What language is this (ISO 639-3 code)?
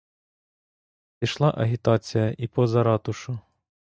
ukr